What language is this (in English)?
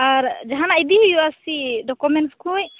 Santali